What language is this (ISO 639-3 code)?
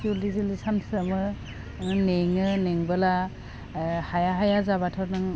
brx